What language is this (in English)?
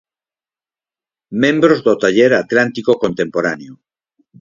Galician